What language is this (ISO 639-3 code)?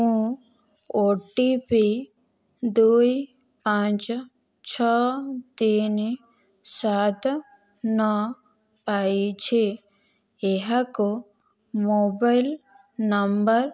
ori